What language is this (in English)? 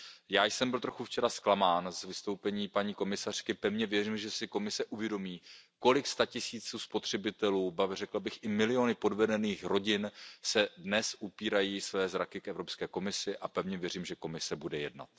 Czech